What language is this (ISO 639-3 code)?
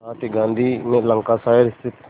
hin